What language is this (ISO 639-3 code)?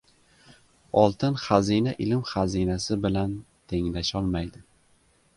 uzb